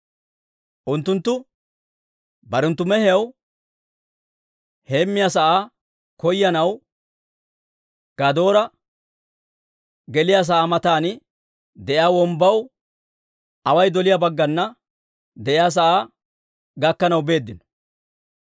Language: Dawro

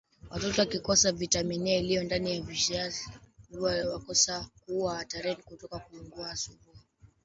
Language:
Swahili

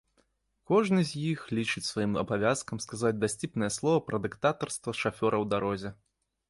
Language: Belarusian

